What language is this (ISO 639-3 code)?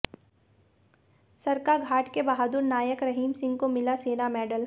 hin